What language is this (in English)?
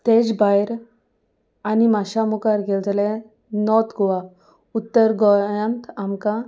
Konkani